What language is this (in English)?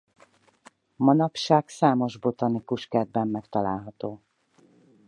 Hungarian